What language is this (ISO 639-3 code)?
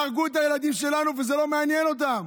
heb